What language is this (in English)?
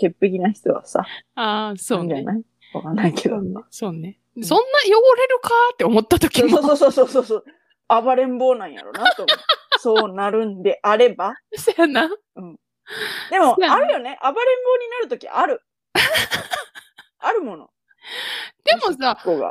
Japanese